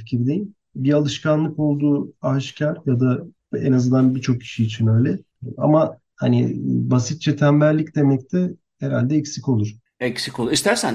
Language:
Turkish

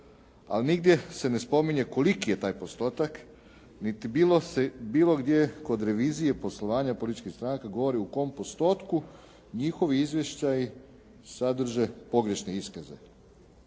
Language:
Croatian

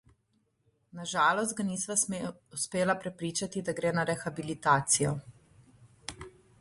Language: Slovenian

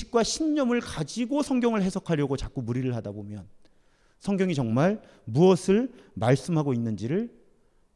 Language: Korean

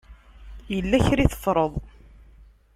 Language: Kabyle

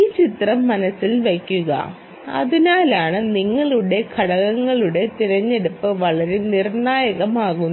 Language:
Malayalam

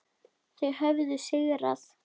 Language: Icelandic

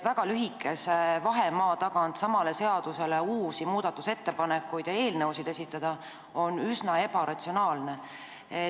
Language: Estonian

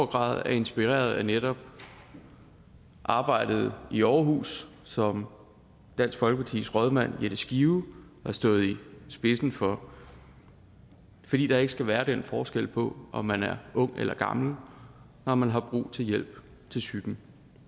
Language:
Danish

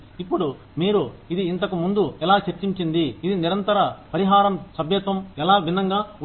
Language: Telugu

